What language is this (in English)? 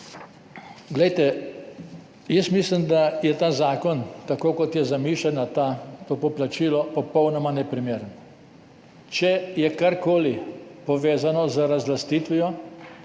Slovenian